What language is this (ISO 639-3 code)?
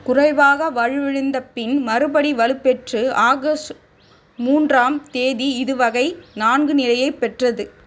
tam